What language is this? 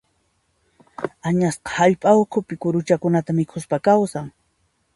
Puno Quechua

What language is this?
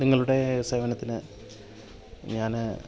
Malayalam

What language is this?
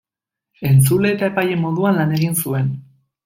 Basque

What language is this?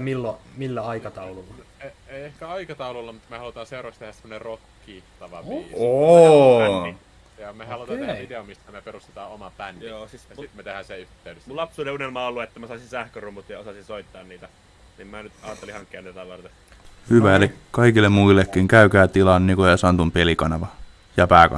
Finnish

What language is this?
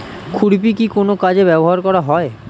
Bangla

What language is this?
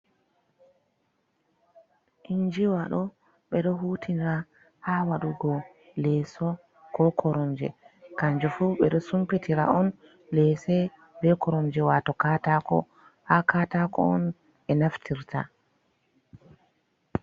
Fula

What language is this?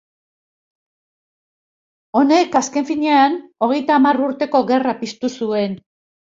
Basque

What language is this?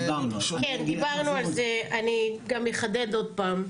Hebrew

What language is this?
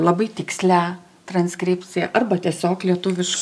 Lithuanian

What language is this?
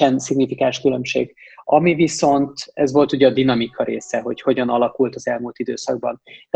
Hungarian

